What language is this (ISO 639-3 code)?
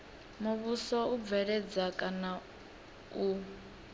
ven